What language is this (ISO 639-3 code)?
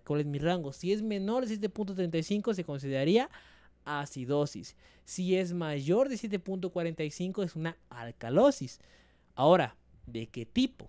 spa